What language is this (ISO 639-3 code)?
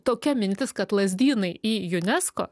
lit